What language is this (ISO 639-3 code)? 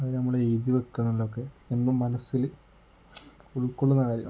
mal